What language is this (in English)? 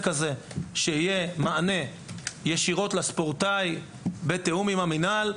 Hebrew